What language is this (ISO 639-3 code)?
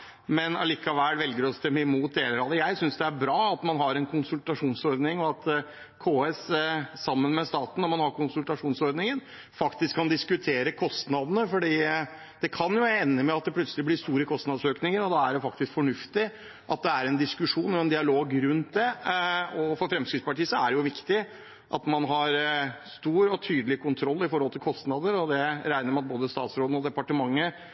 nob